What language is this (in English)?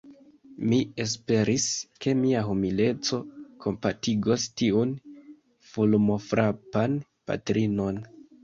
Esperanto